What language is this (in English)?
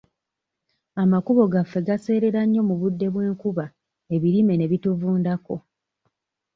Ganda